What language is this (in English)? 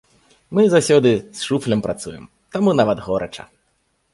Belarusian